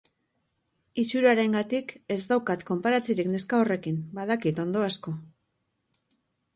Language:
Basque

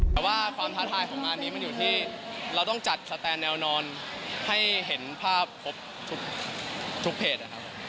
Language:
Thai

